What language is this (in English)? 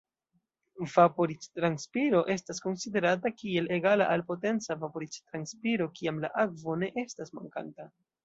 Esperanto